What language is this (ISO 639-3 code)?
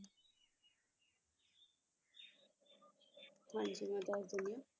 pan